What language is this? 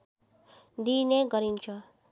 Nepali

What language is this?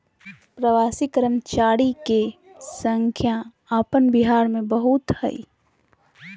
Magahi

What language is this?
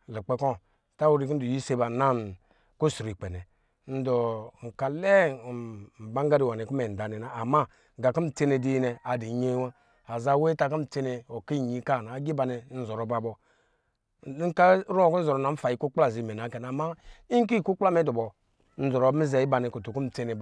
Lijili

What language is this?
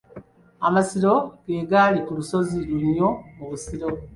Ganda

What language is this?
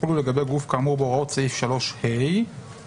Hebrew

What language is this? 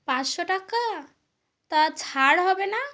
Bangla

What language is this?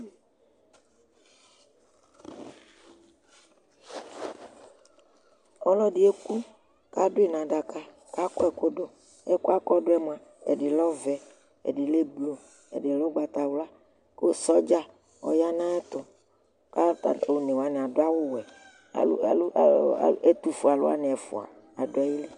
Ikposo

